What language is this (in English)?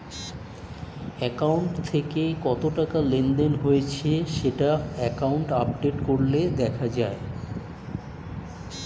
Bangla